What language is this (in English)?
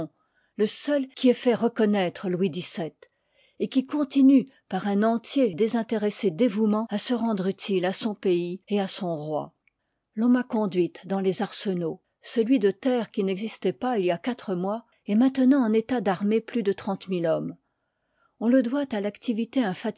French